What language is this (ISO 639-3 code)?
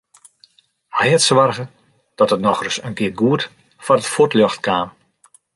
fry